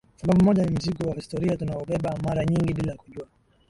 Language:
Swahili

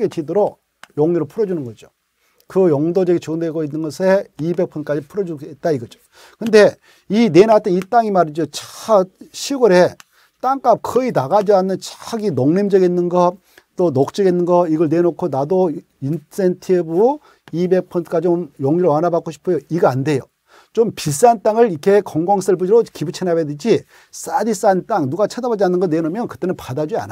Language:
Korean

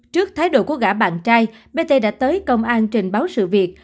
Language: Vietnamese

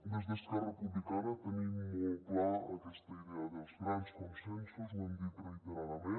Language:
Catalan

